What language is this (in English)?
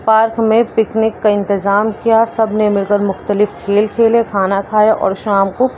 Urdu